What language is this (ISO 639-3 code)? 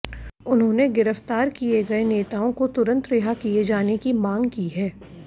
hin